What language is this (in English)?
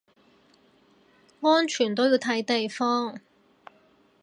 Cantonese